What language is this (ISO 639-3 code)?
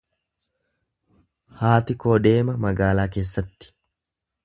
orm